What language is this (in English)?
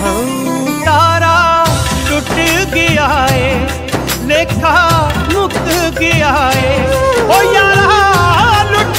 Arabic